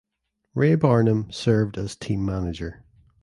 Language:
English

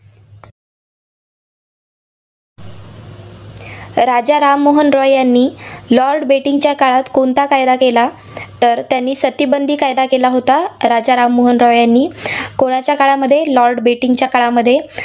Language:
Marathi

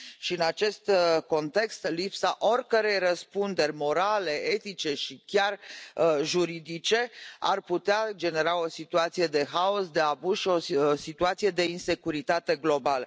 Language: Romanian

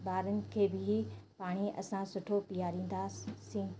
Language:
Sindhi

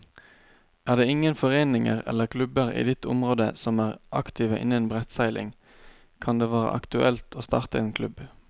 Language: Norwegian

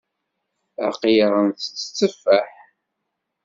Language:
Kabyle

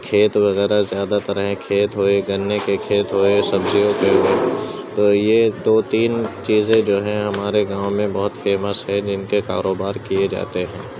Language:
Urdu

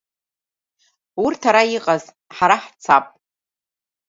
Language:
Abkhazian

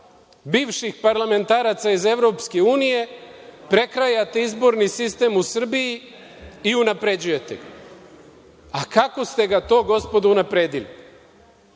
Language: Serbian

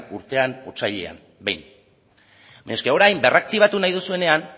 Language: Basque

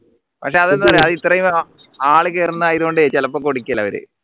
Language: Malayalam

